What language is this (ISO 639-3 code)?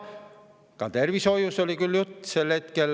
est